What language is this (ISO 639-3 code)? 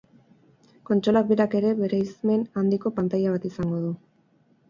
eus